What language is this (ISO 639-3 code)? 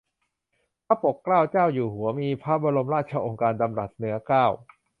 tha